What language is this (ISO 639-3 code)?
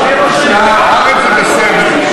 heb